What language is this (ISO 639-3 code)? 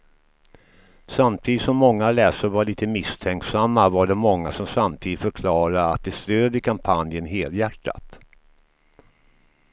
swe